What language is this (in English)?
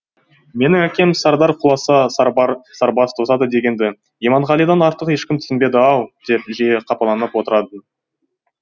Kazakh